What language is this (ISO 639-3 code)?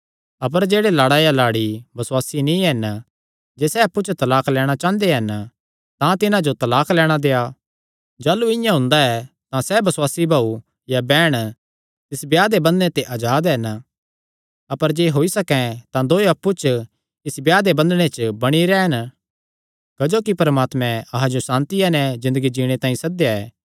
xnr